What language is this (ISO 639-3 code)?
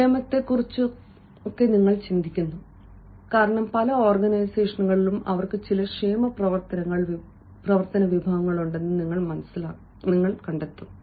mal